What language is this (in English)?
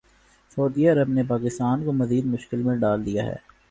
Urdu